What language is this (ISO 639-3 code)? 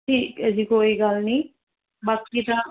pan